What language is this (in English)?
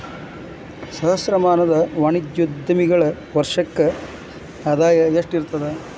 Kannada